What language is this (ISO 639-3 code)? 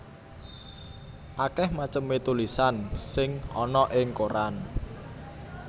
jav